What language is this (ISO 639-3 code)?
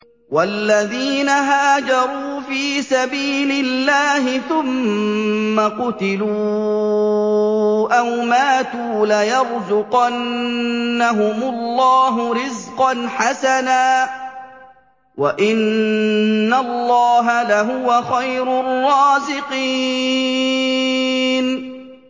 ara